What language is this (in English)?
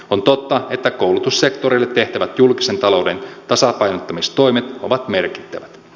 Finnish